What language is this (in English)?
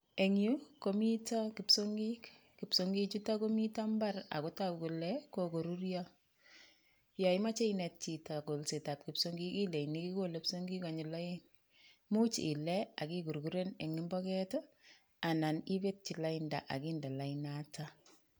Kalenjin